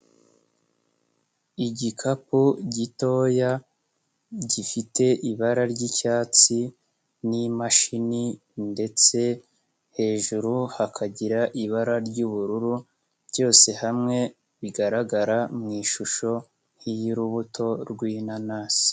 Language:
Kinyarwanda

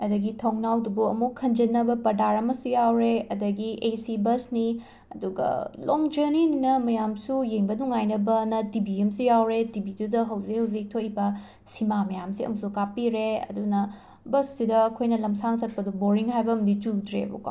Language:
Manipuri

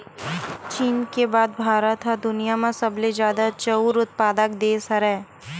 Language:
Chhattisgarhi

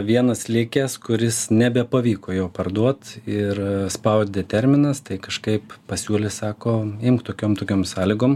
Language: Lithuanian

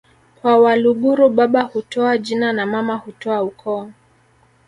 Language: Swahili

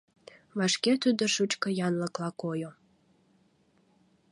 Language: Mari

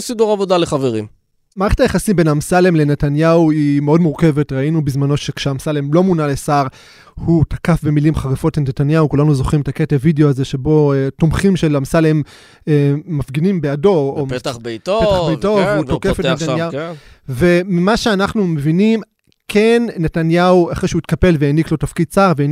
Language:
Hebrew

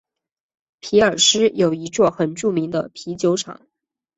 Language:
Chinese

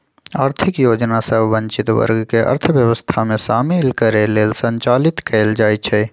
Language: Magahi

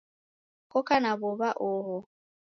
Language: Taita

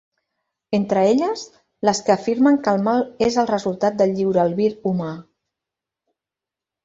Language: Catalan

